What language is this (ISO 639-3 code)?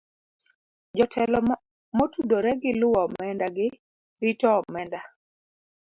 luo